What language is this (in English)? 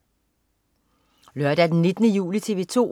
Danish